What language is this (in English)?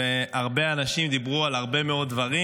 Hebrew